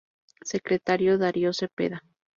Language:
Spanish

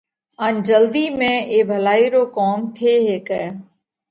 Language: Parkari Koli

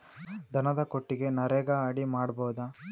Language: Kannada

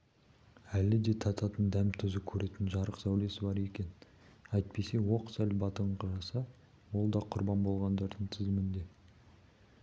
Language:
Kazakh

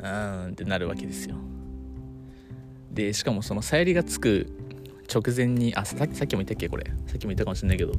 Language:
Japanese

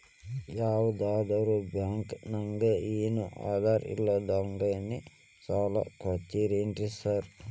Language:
Kannada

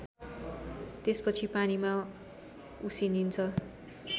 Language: Nepali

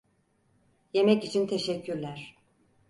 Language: Turkish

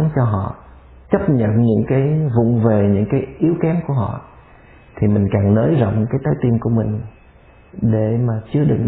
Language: Vietnamese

